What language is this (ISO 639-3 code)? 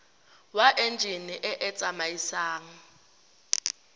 tsn